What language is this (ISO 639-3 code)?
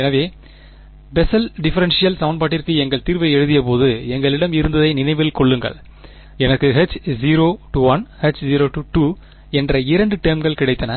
tam